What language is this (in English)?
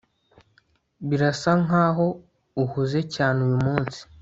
Kinyarwanda